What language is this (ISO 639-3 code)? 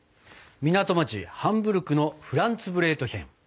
jpn